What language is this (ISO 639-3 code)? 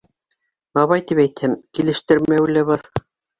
bak